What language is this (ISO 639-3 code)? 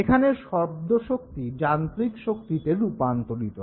ben